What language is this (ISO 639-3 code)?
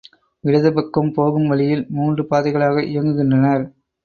tam